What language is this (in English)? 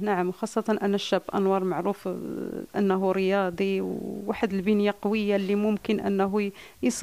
Arabic